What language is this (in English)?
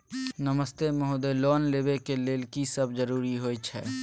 Maithili